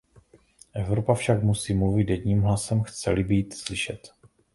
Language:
Czech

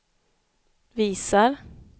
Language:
Swedish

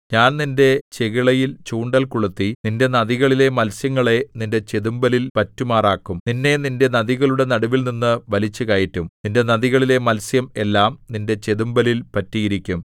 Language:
Malayalam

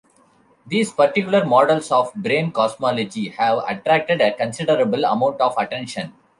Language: English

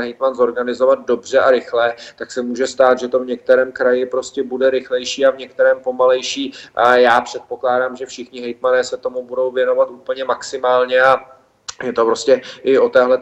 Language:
Czech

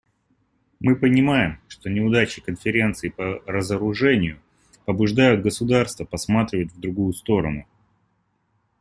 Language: Russian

